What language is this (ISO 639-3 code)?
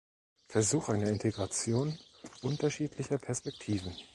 deu